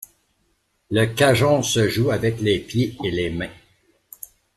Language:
French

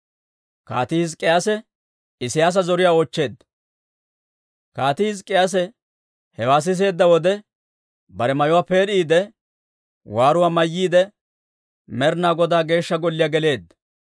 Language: Dawro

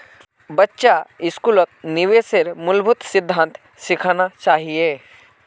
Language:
Magahi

